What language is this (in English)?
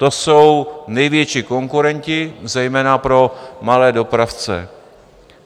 Czech